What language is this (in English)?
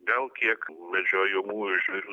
Lithuanian